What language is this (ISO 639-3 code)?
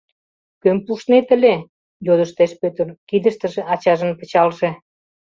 chm